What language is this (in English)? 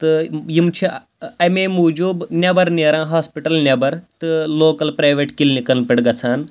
Kashmiri